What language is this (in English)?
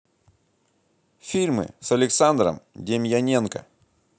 Russian